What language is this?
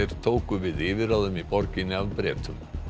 Icelandic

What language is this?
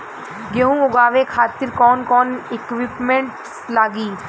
Bhojpuri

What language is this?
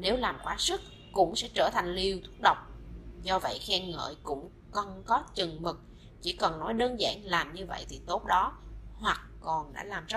Vietnamese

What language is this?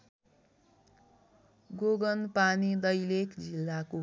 Nepali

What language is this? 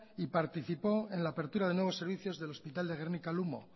Spanish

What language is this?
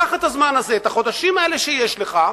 Hebrew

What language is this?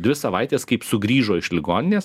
Lithuanian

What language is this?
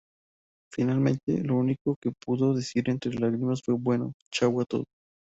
Spanish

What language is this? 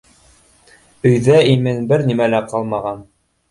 Bashkir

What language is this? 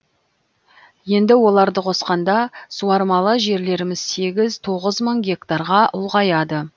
Kazakh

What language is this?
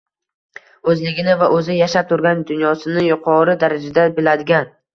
Uzbek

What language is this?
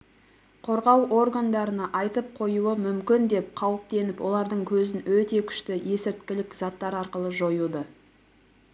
Kazakh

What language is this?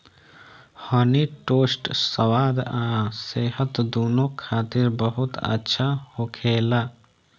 Bhojpuri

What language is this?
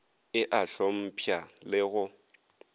Northern Sotho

